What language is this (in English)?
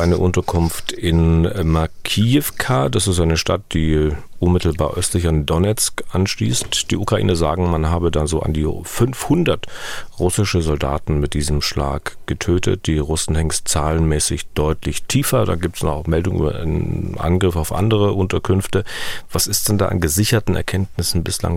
German